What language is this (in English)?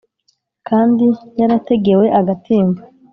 Kinyarwanda